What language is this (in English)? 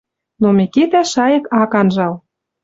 Western Mari